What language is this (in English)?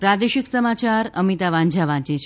Gujarati